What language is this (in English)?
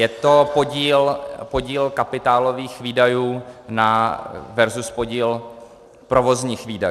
Czech